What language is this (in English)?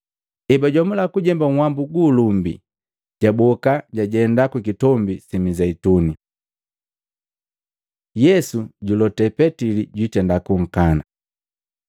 Matengo